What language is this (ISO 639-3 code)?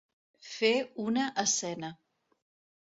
cat